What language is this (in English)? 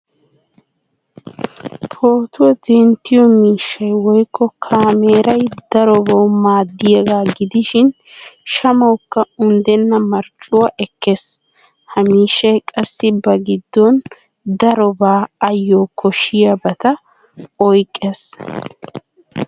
Wolaytta